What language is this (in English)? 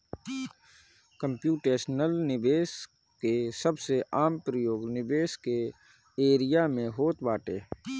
Bhojpuri